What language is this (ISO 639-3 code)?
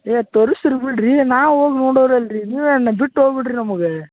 kan